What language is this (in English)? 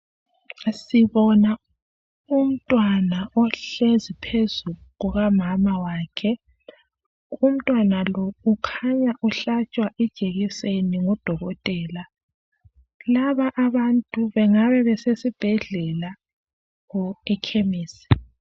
North Ndebele